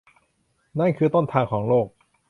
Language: Thai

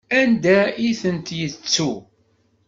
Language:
Kabyle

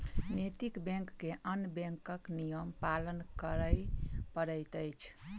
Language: Maithili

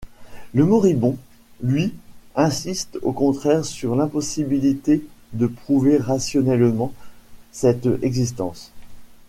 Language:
French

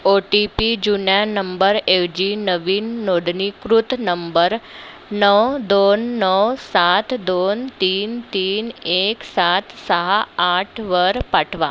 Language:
Marathi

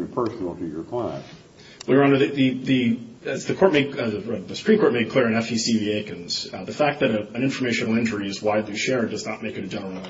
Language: English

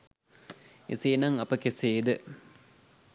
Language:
Sinhala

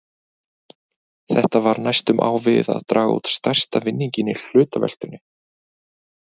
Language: Icelandic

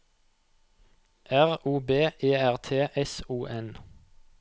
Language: Norwegian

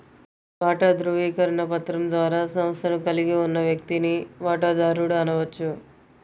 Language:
Telugu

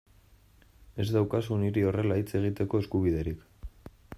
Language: Basque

